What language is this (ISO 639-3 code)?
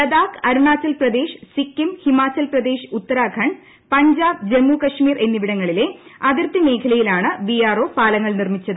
mal